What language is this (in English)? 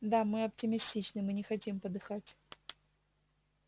Russian